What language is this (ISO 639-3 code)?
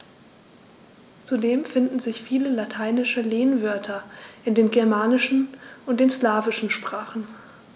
deu